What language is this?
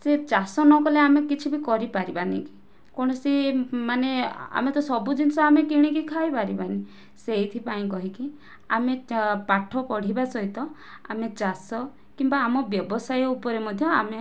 Odia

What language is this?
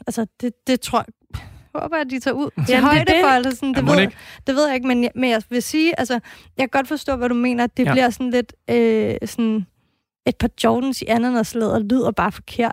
Danish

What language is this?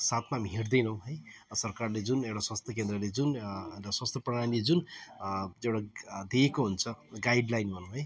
Nepali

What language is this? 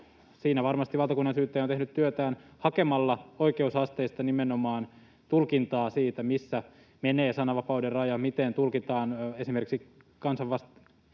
Finnish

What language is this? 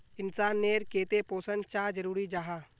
Magahi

